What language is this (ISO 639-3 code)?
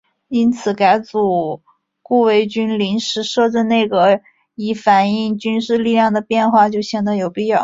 zho